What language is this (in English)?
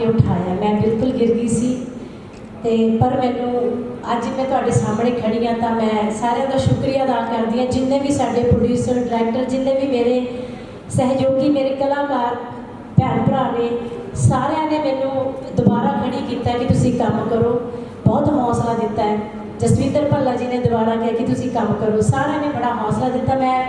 Punjabi